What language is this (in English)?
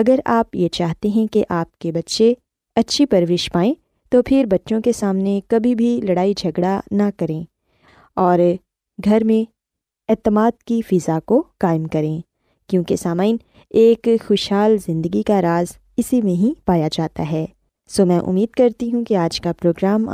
Urdu